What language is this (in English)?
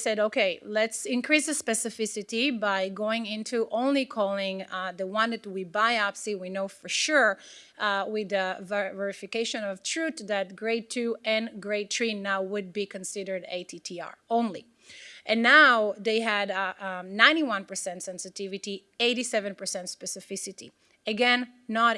English